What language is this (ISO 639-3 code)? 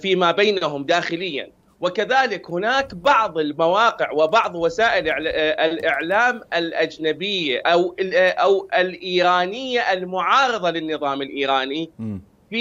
ara